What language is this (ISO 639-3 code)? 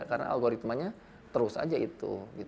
ind